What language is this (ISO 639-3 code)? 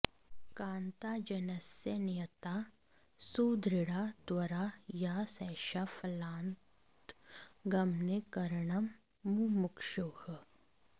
san